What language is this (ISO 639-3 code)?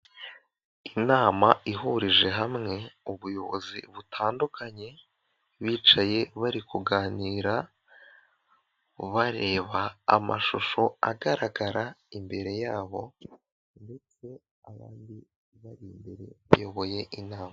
kin